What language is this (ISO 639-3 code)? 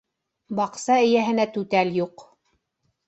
bak